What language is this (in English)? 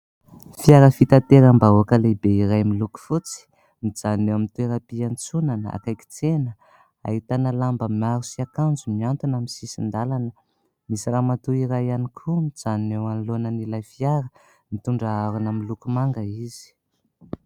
Malagasy